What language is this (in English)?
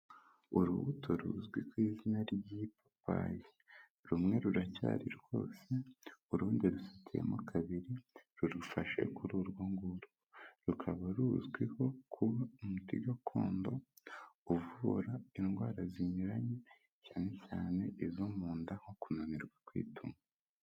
Kinyarwanda